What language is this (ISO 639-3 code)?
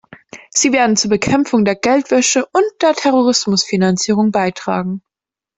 deu